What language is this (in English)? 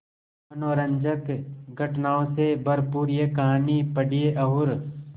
Hindi